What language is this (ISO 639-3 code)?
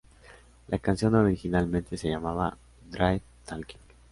spa